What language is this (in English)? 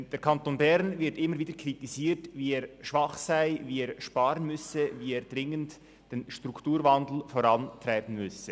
Swiss German